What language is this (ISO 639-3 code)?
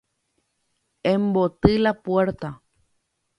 grn